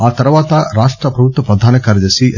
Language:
Telugu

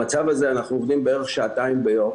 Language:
Hebrew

